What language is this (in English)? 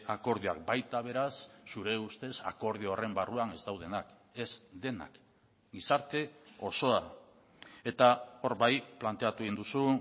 Basque